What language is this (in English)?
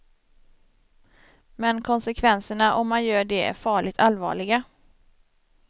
Swedish